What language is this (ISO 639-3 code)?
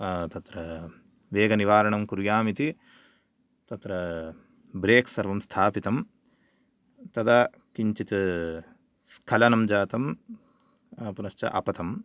san